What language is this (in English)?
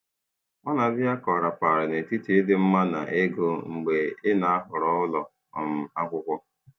Igbo